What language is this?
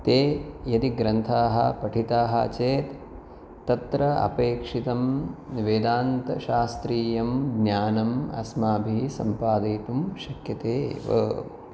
Sanskrit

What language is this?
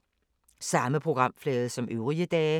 Danish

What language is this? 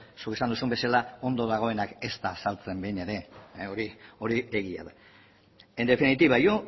Basque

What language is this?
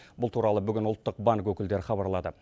Kazakh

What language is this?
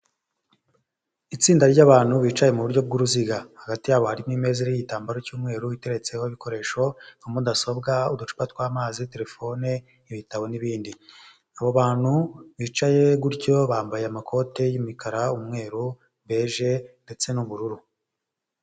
Kinyarwanda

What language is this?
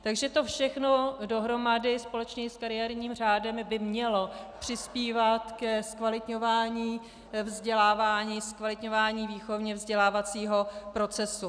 Czech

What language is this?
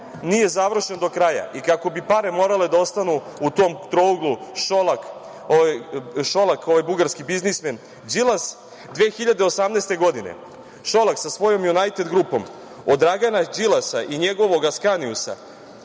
Serbian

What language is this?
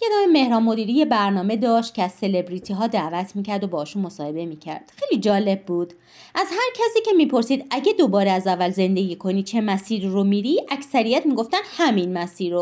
Persian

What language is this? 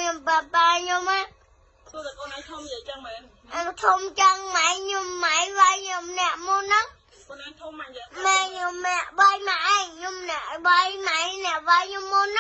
Vietnamese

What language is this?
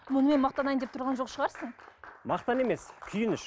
Kazakh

